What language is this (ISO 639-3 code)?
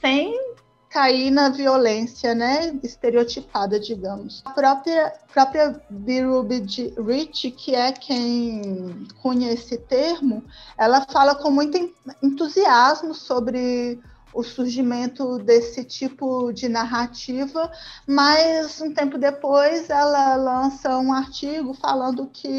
por